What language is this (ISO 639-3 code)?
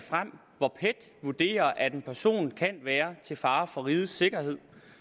dan